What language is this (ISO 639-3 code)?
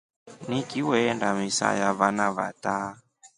rof